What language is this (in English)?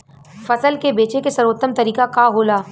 Bhojpuri